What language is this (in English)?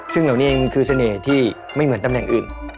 Thai